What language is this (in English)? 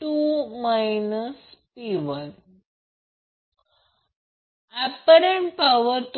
Marathi